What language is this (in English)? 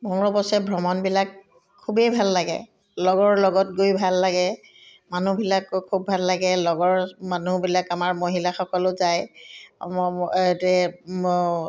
Assamese